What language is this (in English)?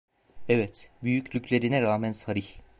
Turkish